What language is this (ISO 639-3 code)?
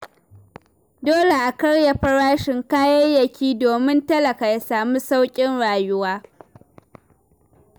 hau